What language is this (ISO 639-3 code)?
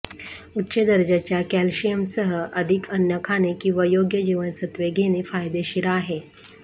mar